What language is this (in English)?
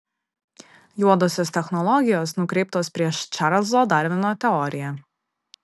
Lithuanian